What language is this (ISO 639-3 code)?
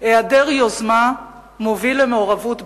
heb